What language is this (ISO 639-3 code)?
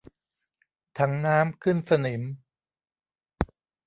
tha